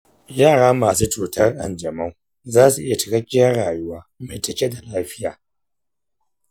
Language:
Hausa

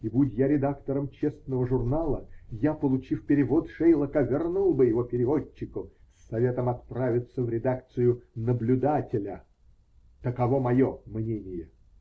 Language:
Russian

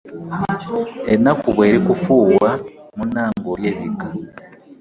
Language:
Ganda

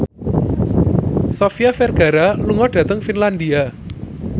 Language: Javanese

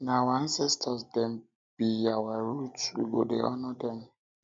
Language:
Nigerian Pidgin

